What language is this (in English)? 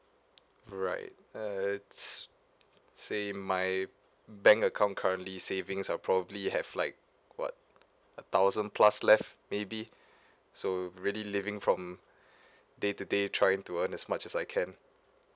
English